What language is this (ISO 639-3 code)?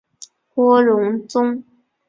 zho